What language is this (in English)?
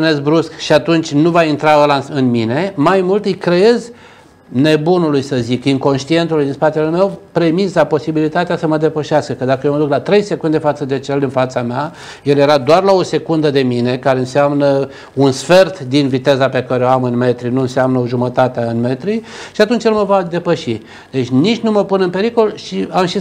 Romanian